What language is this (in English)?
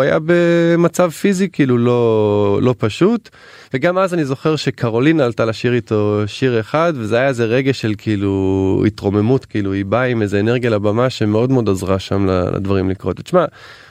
Hebrew